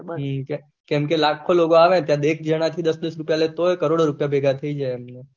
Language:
Gujarati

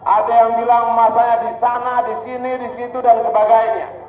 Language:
Indonesian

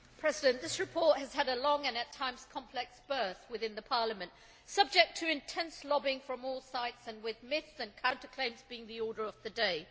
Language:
English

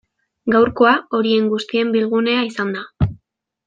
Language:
Basque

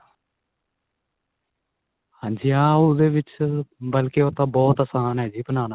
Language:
Punjabi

